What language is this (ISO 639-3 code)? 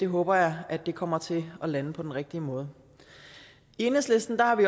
dan